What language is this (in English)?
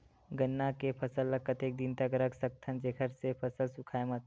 Chhattisgarhi